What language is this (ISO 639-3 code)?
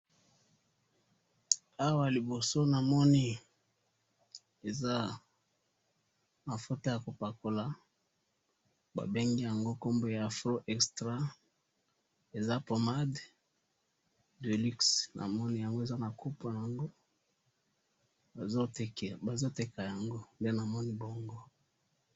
lin